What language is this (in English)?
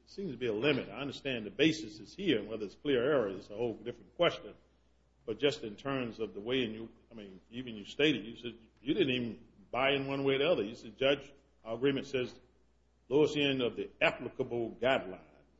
English